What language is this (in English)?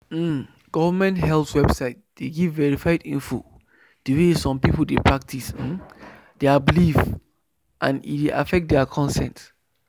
Nigerian Pidgin